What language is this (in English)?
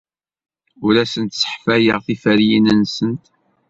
Kabyle